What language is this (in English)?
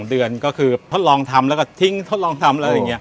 Thai